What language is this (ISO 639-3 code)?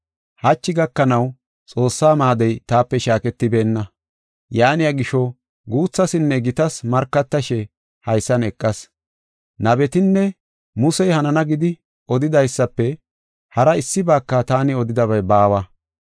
gof